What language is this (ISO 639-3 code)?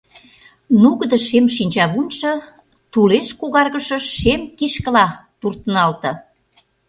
chm